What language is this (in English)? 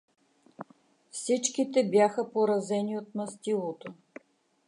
Bulgarian